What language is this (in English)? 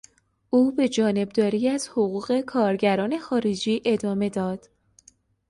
Persian